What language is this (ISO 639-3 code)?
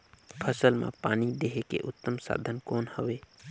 hne